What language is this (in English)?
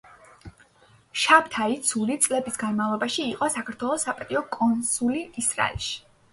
Georgian